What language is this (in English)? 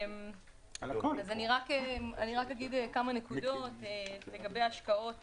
Hebrew